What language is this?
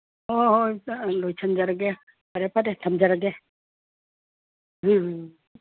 Manipuri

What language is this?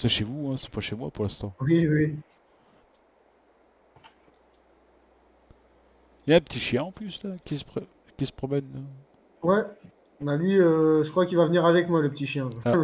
French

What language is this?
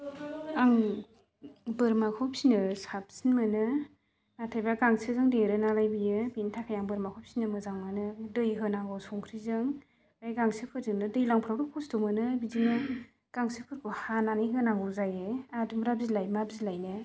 Bodo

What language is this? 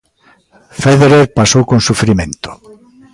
Galician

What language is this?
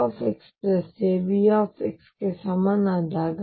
Kannada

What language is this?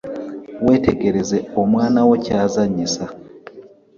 Ganda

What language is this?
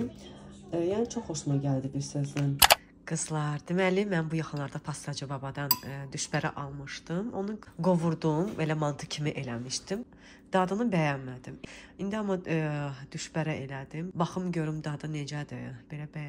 Turkish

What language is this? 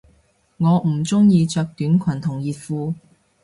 Cantonese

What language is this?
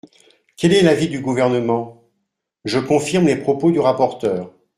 French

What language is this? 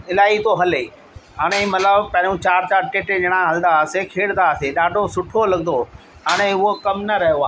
Sindhi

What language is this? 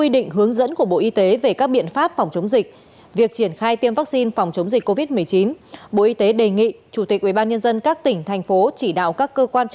Vietnamese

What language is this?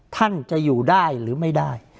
Thai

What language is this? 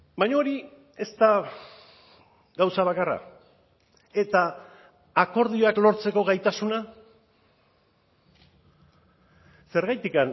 Basque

